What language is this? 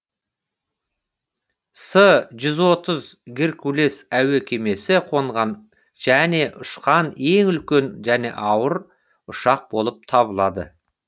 Kazakh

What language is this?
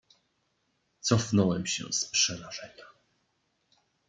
Polish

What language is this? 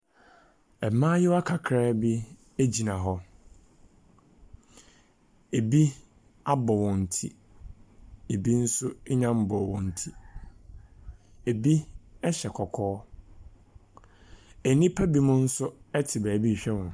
Akan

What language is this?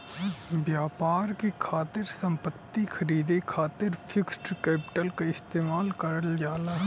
Bhojpuri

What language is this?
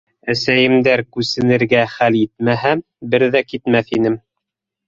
Bashkir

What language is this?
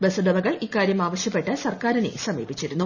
Malayalam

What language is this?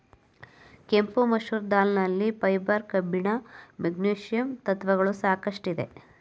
Kannada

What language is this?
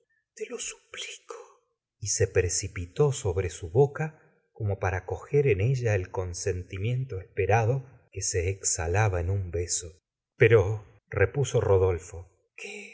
Spanish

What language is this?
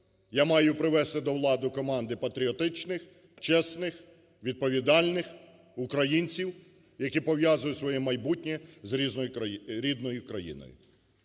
Ukrainian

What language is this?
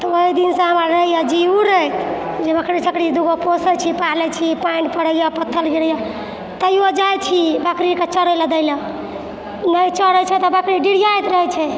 Maithili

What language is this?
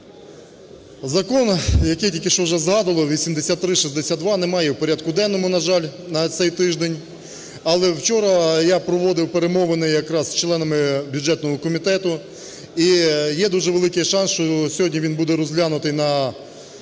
Ukrainian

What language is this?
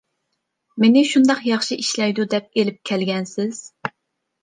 Uyghur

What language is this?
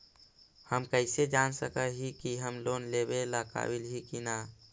Magahi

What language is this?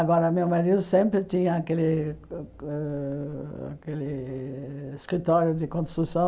Portuguese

